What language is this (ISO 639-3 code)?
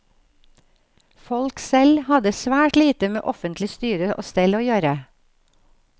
nor